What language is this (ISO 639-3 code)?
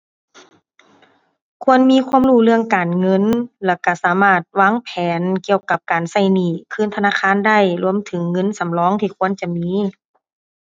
tha